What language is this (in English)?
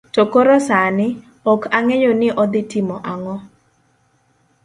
Luo (Kenya and Tanzania)